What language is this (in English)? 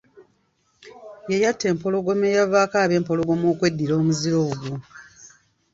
Ganda